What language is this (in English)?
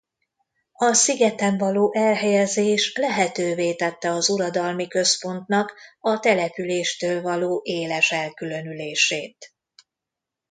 Hungarian